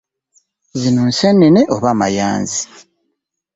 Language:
Ganda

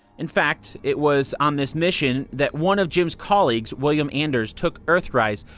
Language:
English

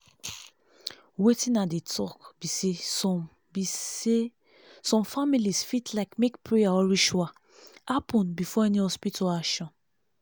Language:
Nigerian Pidgin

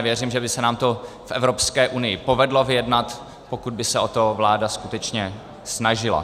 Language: Czech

